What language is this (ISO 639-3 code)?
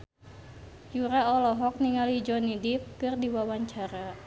sun